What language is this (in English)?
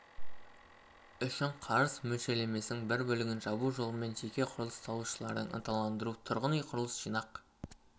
Kazakh